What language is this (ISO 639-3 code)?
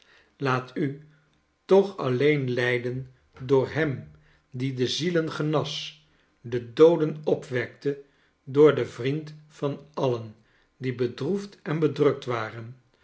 nld